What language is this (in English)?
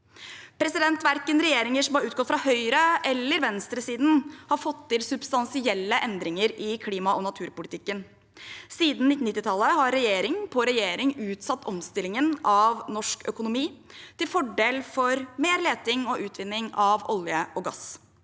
Norwegian